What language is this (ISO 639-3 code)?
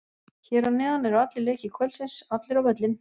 isl